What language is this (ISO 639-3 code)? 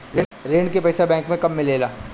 bho